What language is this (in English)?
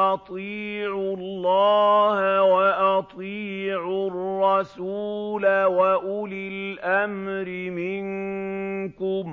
Arabic